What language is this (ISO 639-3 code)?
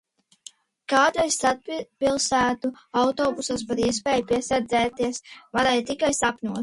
lav